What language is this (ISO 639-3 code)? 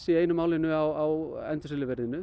isl